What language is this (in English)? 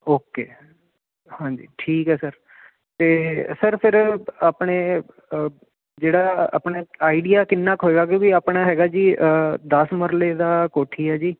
Punjabi